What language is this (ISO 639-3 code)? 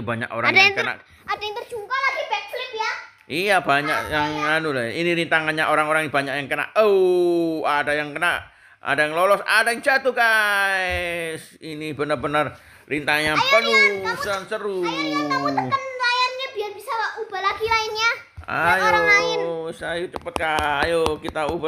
ind